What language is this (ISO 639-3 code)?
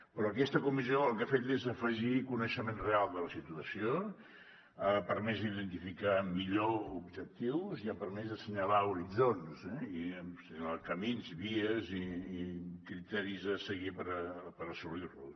cat